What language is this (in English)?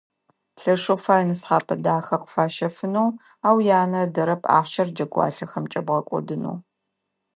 Adyghe